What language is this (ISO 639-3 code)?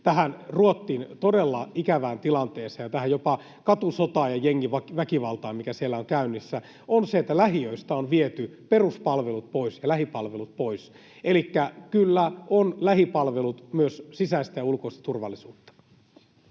fin